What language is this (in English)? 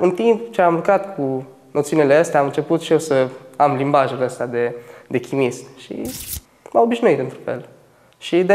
Romanian